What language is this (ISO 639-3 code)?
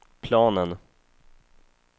swe